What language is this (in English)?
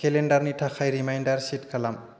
Bodo